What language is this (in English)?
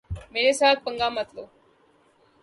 Urdu